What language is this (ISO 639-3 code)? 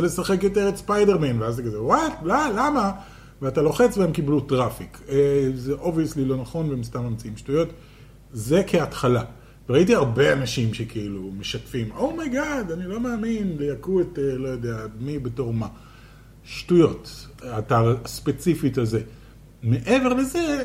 heb